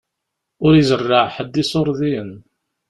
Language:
Kabyle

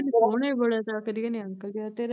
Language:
Punjabi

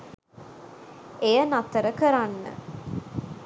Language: Sinhala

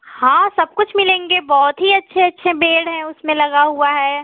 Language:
Hindi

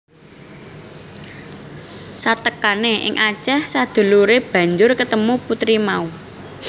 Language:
Javanese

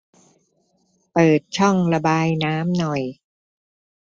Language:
Thai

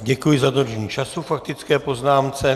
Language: Czech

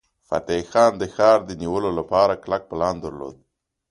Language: Pashto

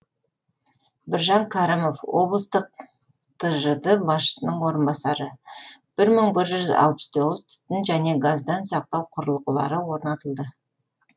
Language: Kazakh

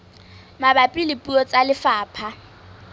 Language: Southern Sotho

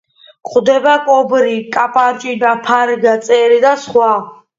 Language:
Georgian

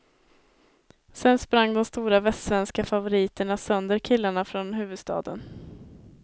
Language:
Swedish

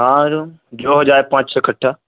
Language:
Urdu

